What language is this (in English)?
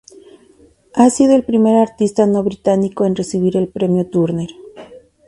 Spanish